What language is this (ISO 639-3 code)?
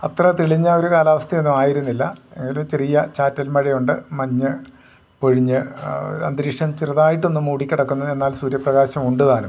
mal